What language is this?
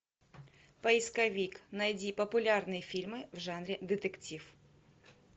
Russian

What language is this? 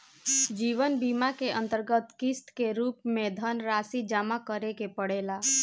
Bhojpuri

